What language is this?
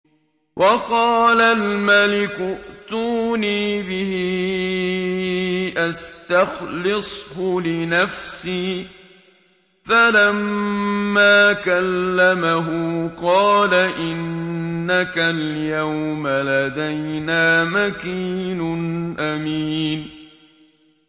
Arabic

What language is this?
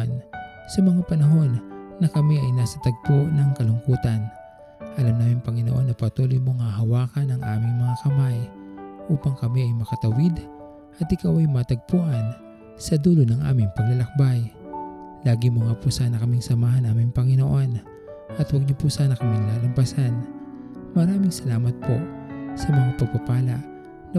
Filipino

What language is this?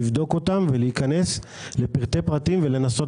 Hebrew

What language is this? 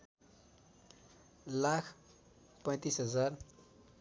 Nepali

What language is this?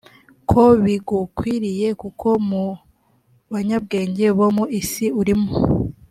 Kinyarwanda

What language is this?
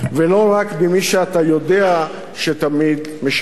Hebrew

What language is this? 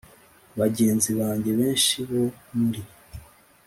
Kinyarwanda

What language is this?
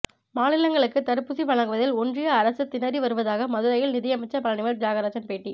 Tamil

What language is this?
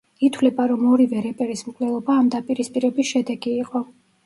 Georgian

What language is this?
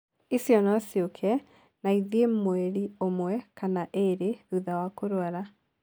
Kikuyu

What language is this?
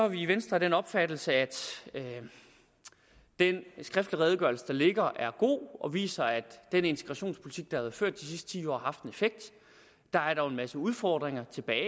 Danish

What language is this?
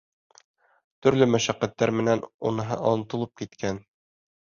Bashkir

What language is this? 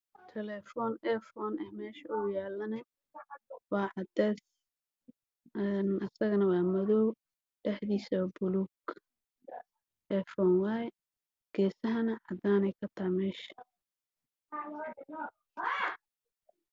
Somali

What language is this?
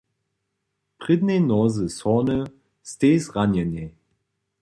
Upper Sorbian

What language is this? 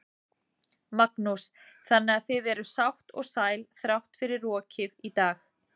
Icelandic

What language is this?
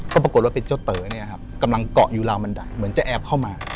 Thai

